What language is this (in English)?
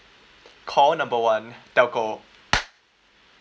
English